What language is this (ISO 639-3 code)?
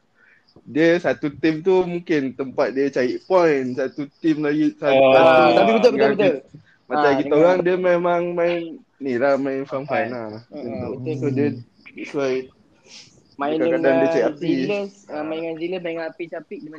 msa